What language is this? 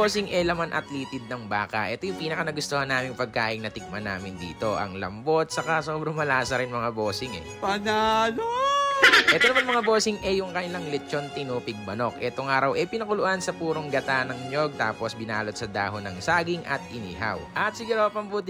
Filipino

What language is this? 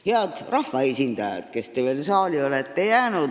Estonian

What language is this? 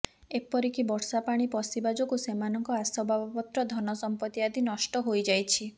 Odia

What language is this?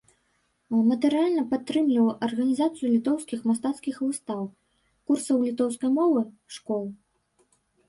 Belarusian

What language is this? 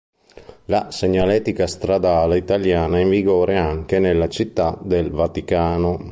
Italian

